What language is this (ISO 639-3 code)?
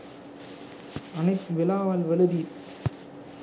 sin